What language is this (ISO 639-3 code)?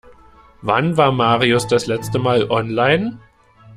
deu